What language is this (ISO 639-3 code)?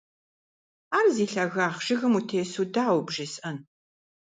kbd